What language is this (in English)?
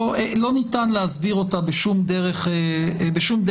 Hebrew